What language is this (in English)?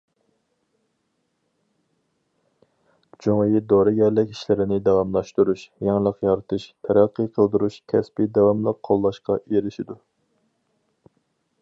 Uyghur